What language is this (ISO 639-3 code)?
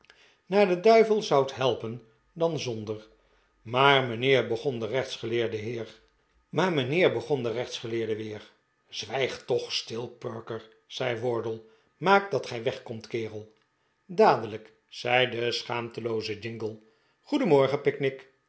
nld